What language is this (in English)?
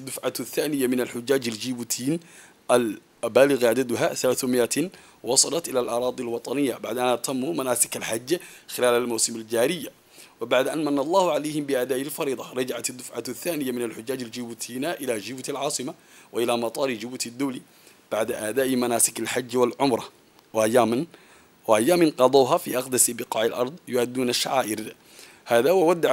Arabic